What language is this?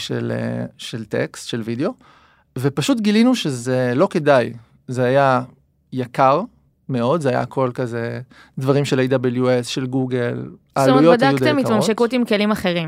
Hebrew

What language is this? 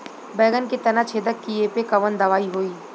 Bhojpuri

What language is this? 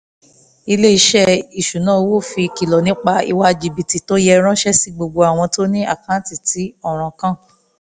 Yoruba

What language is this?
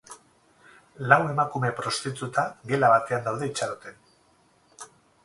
Basque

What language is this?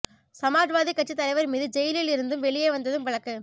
Tamil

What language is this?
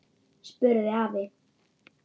Icelandic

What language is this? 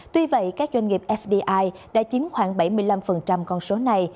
Vietnamese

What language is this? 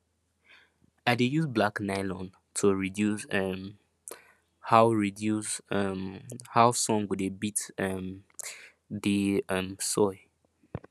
Nigerian Pidgin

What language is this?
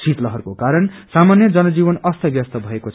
Nepali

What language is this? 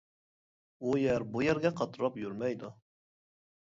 Uyghur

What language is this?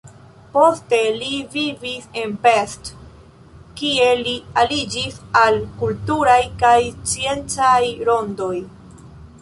Esperanto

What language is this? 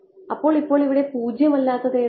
Malayalam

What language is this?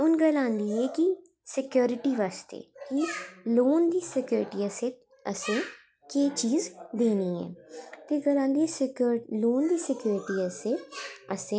Dogri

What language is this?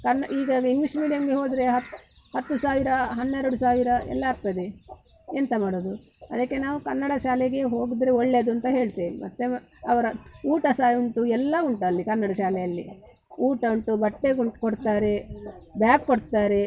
Kannada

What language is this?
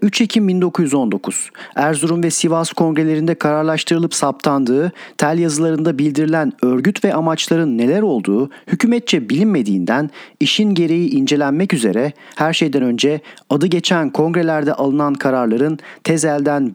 Turkish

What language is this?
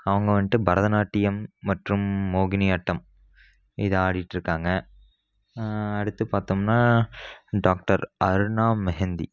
Tamil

